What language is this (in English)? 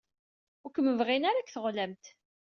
Kabyle